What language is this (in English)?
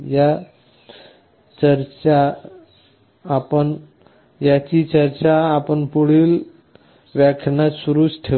Marathi